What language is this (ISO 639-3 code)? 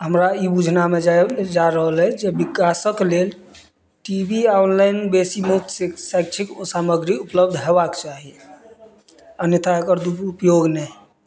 mai